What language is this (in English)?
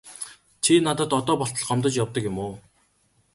Mongolian